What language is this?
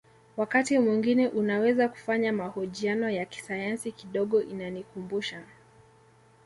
Swahili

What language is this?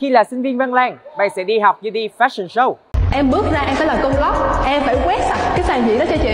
Vietnamese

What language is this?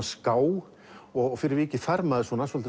Icelandic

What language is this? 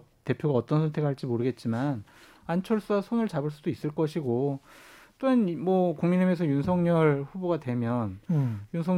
Korean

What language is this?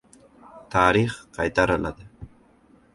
Uzbek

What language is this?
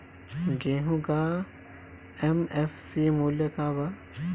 Bhojpuri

